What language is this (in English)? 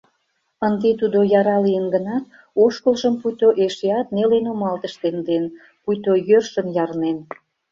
Mari